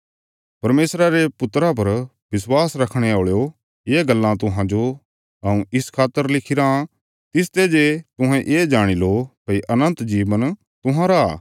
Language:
Bilaspuri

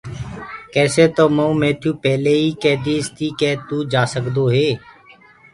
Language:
Gurgula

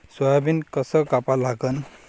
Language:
Marathi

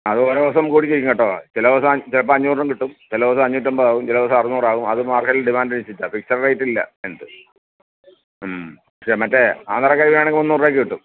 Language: Malayalam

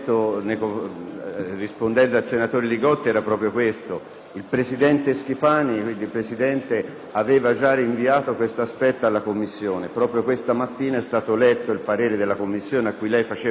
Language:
Italian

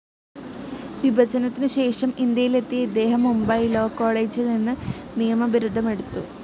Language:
Malayalam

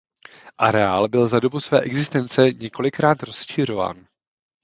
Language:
Czech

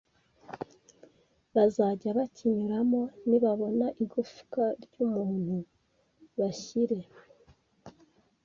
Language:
Kinyarwanda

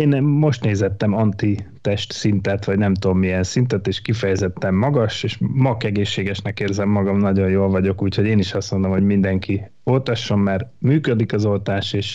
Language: Hungarian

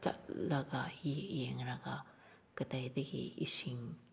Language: Manipuri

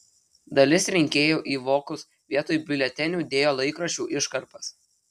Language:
Lithuanian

